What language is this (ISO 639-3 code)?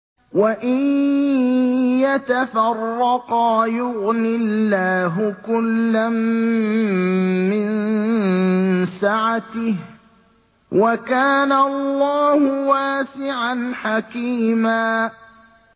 ara